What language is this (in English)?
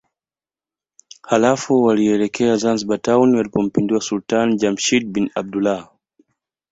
Swahili